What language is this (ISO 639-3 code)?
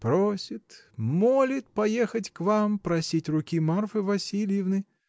rus